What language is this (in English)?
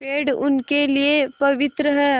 Hindi